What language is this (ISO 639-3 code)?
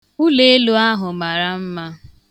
ibo